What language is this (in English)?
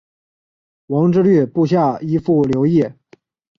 Chinese